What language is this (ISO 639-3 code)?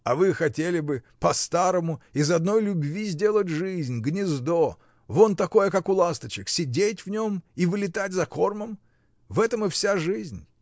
rus